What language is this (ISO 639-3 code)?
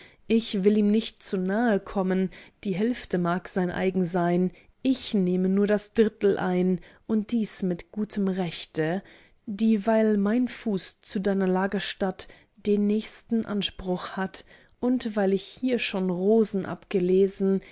deu